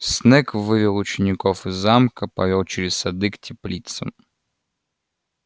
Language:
Russian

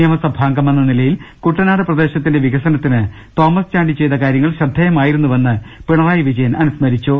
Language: Malayalam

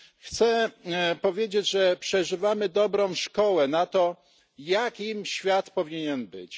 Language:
Polish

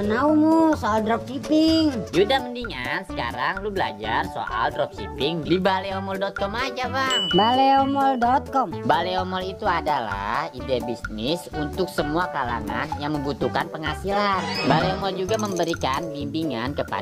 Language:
Indonesian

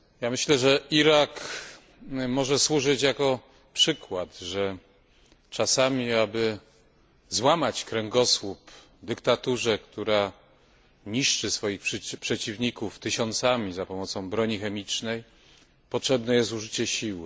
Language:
Polish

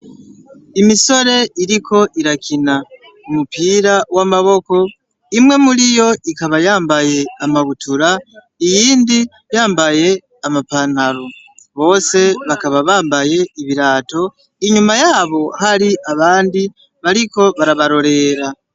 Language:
Rundi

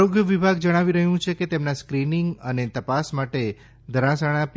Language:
Gujarati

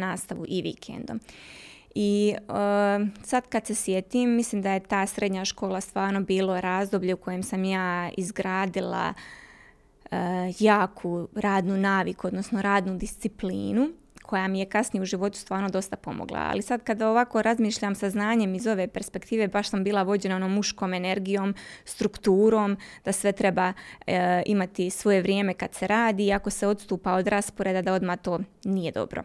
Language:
Croatian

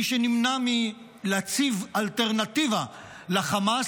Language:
Hebrew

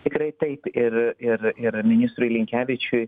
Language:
Lithuanian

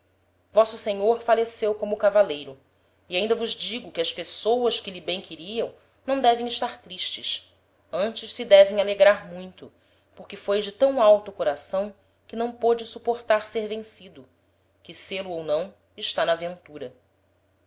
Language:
Portuguese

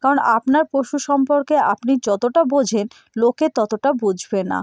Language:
Bangla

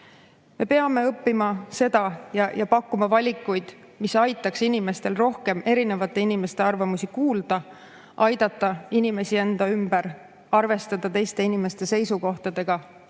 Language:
Estonian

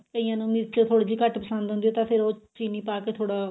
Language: Punjabi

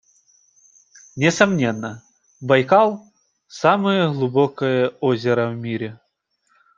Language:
Russian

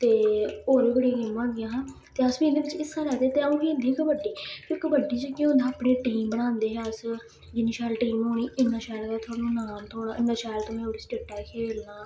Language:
Dogri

